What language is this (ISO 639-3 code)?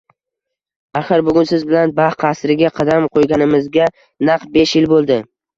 uzb